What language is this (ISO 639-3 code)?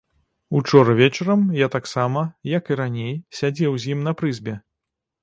bel